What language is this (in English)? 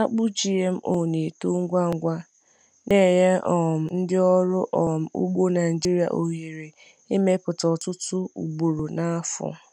Igbo